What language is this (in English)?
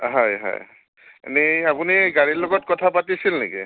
Assamese